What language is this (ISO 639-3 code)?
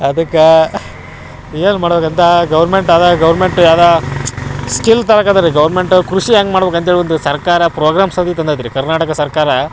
kan